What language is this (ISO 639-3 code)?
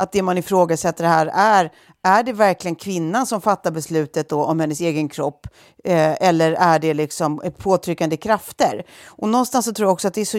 swe